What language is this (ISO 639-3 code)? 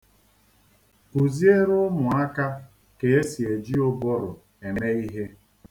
ibo